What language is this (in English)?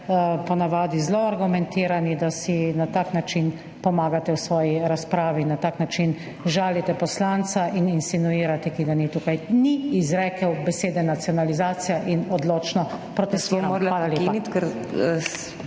Slovenian